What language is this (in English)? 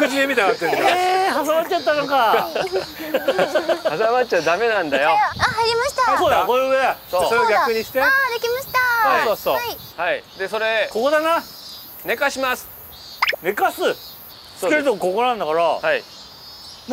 Japanese